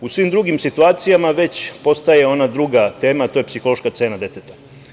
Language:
Serbian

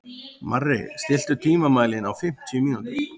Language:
Icelandic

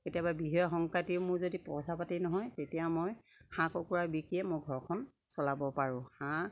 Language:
Assamese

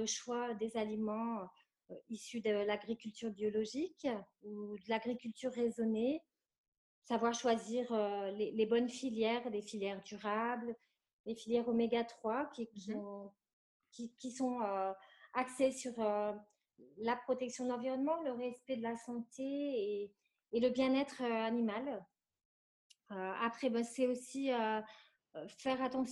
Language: French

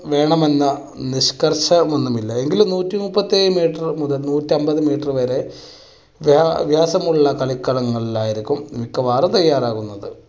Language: Malayalam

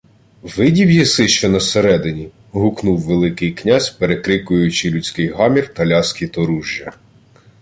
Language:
Ukrainian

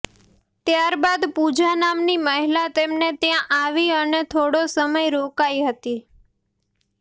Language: Gujarati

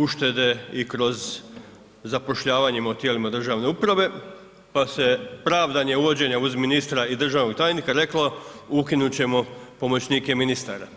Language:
Croatian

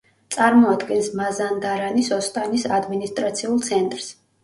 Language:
Georgian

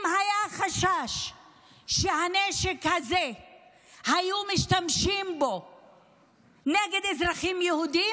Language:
Hebrew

